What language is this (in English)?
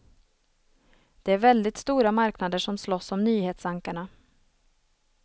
Swedish